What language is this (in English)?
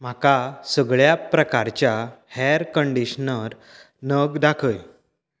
Konkani